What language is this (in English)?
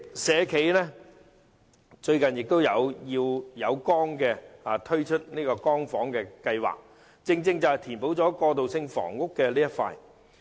Cantonese